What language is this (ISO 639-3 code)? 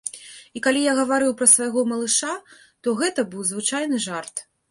bel